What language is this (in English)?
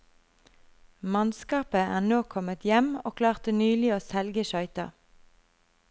Norwegian